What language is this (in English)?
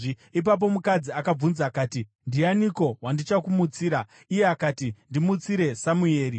Shona